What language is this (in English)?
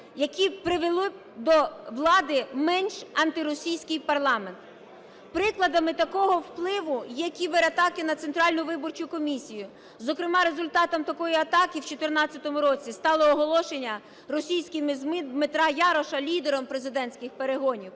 Ukrainian